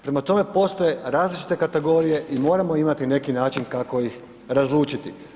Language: Croatian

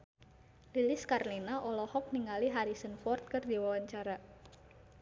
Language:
Sundanese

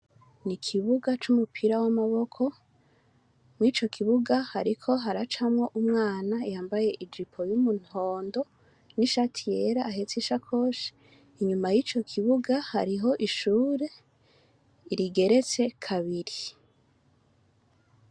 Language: Rundi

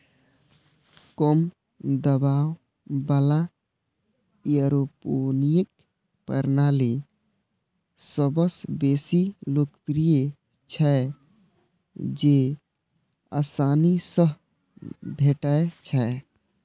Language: Maithili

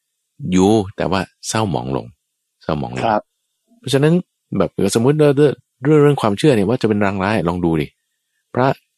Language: Thai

